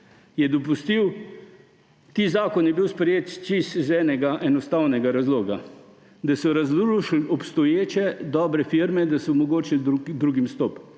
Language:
Slovenian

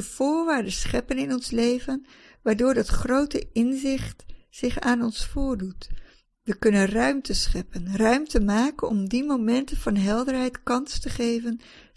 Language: Dutch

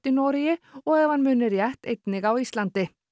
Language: Icelandic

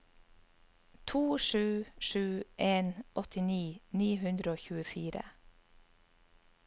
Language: Norwegian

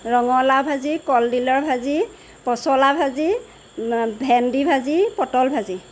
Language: Assamese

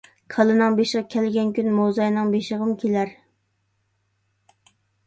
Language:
Uyghur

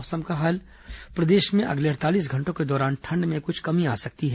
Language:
Hindi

